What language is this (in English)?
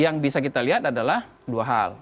Indonesian